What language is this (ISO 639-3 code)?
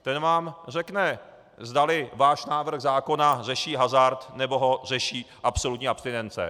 ces